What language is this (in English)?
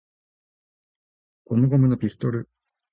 Japanese